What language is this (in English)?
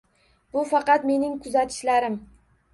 Uzbek